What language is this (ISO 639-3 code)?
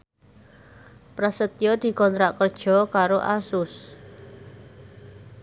jav